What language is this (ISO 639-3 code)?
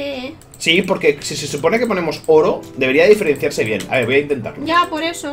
spa